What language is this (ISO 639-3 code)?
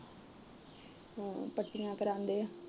pan